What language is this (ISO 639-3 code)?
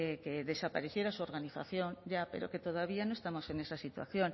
spa